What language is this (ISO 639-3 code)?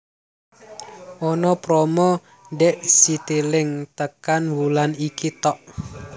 jav